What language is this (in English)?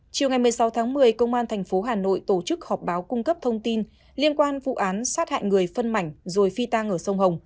Vietnamese